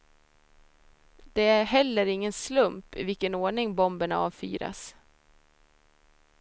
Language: Swedish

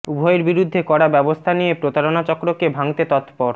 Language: Bangla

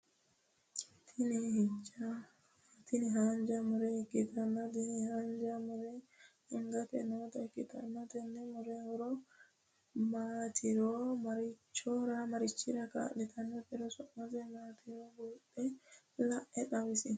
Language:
Sidamo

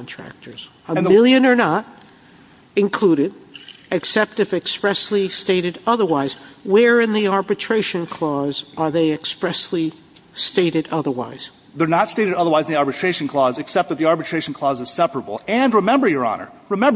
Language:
English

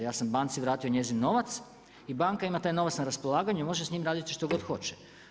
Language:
Croatian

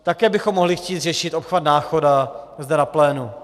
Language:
Czech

